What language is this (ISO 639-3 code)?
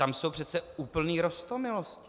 ces